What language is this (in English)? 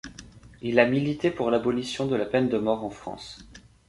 French